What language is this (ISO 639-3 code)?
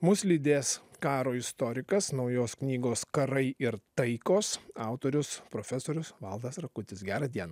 lit